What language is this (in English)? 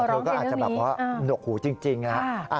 Thai